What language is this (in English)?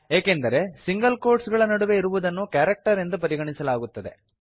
Kannada